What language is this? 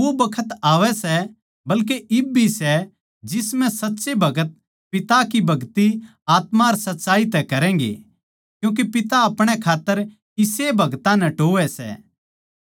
Haryanvi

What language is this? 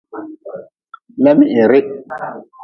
Nawdm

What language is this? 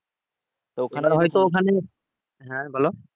Bangla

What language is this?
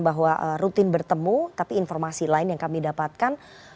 Indonesian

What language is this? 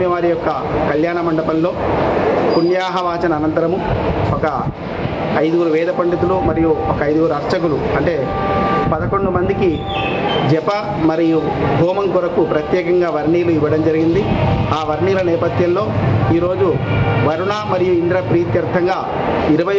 Hindi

